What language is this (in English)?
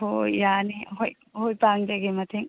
Manipuri